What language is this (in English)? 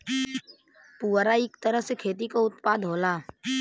Bhojpuri